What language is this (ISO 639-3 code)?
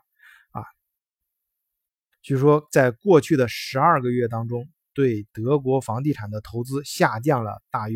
zho